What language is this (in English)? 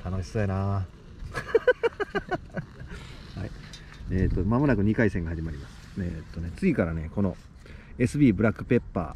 Japanese